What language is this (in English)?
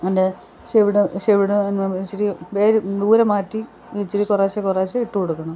Malayalam